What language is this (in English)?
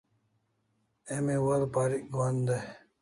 Kalasha